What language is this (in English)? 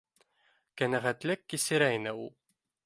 Bashkir